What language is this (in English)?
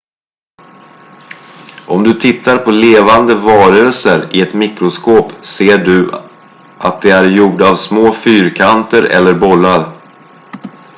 Swedish